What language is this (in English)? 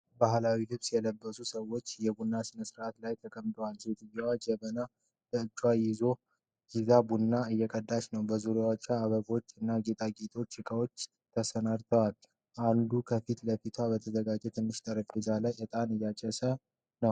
Amharic